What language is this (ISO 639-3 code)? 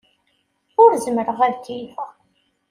kab